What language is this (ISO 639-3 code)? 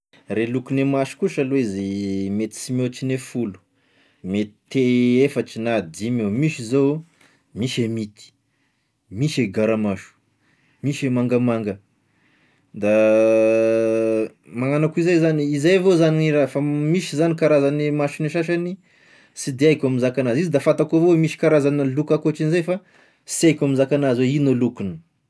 tkg